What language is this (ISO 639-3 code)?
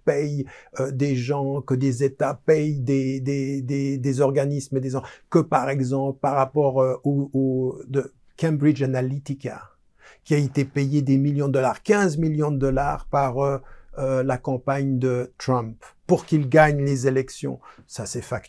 fra